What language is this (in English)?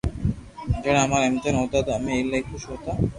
Loarki